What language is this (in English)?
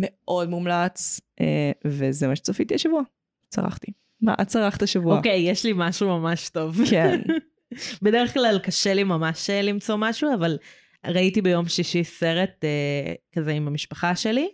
Hebrew